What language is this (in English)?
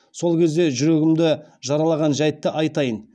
Kazakh